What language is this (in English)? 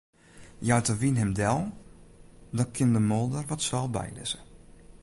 Western Frisian